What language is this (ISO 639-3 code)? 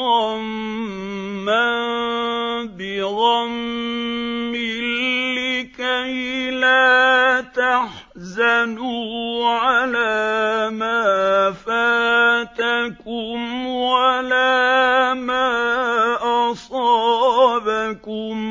ara